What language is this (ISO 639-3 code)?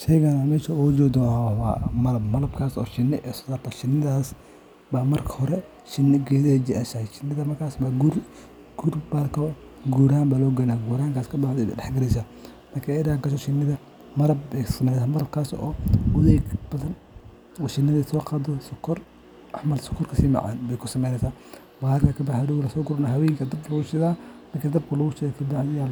som